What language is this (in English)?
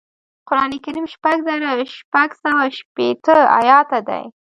Pashto